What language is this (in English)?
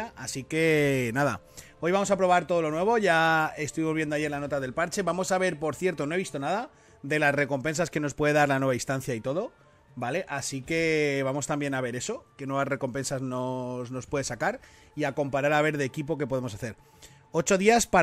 Spanish